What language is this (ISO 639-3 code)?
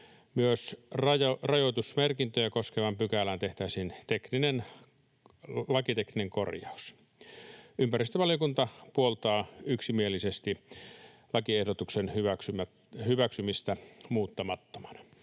fin